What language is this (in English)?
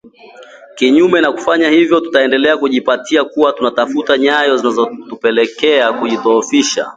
Swahili